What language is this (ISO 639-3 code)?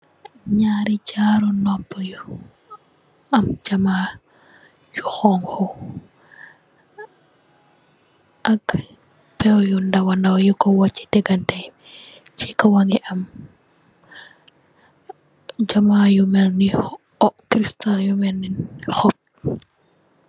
wol